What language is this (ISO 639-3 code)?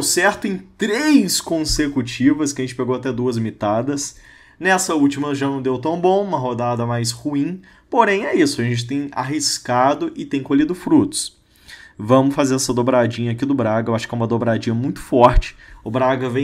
por